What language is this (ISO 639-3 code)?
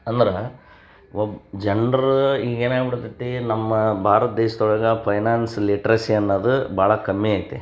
kan